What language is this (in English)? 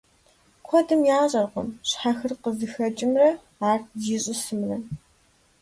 Kabardian